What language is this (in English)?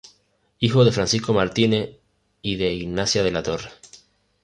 Spanish